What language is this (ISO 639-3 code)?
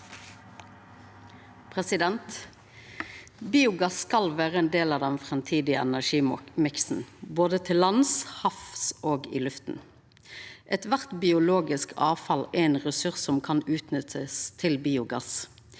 nor